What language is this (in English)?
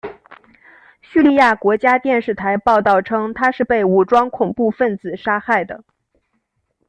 Chinese